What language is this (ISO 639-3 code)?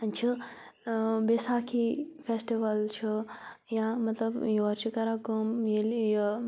kas